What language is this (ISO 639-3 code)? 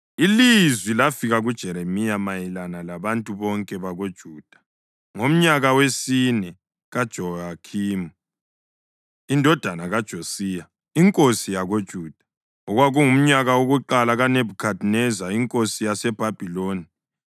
nde